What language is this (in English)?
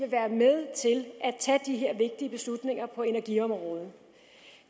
Danish